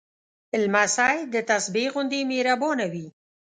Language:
Pashto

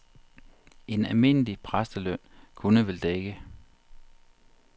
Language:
Danish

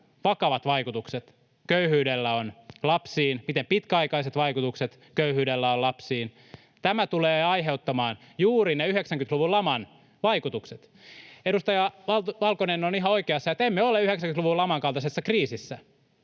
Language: Finnish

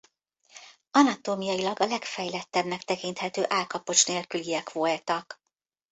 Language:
Hungarian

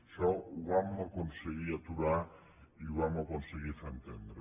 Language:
Catalan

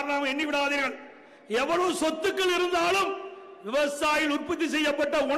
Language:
Arabic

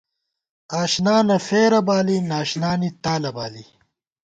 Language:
Gawar-Bati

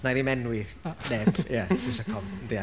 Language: Welsh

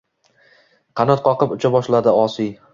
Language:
Uzbek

